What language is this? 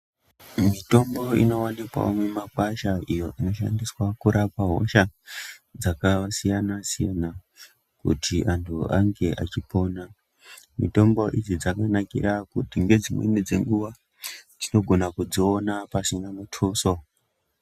Ndau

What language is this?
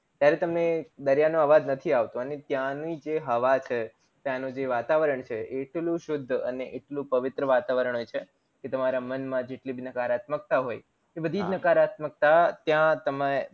Gujarati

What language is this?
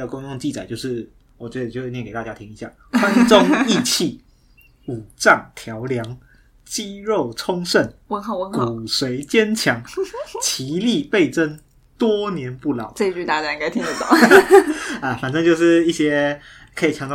Chinese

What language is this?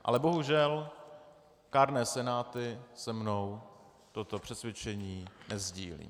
Czech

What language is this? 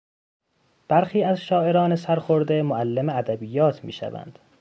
Persian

